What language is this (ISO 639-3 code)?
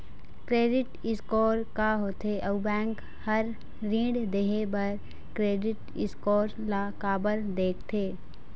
hne